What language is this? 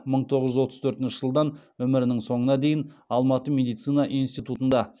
Kazakh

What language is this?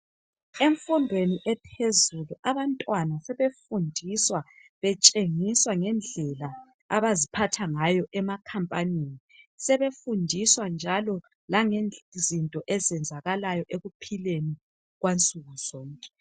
North Ndebele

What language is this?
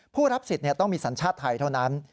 Thai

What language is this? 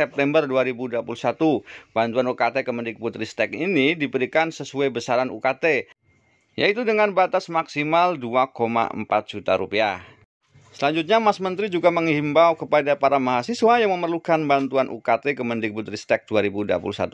Indonesian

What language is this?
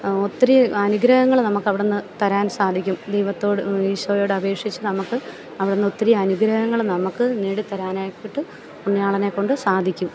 Malayalam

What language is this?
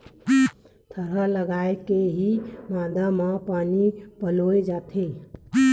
Chhattisgarhi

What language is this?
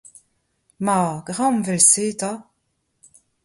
Breton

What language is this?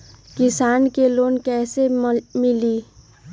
Magahi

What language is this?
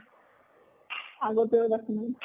Assamese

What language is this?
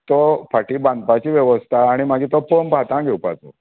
Konkani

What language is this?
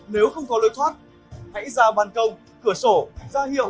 Vietnamese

